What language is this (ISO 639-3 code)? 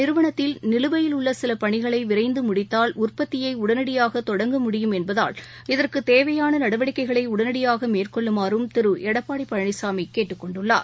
tam